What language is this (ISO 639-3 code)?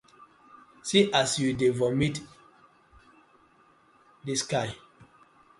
pcm